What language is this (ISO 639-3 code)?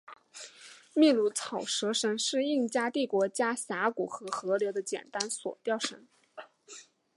zho